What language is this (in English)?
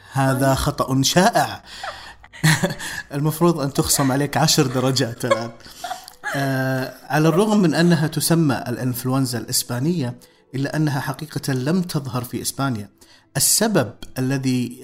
Arabic